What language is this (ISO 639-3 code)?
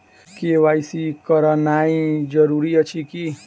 mai